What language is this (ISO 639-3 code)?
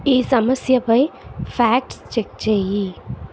tel